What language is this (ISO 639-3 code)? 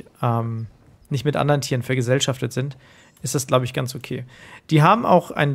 deu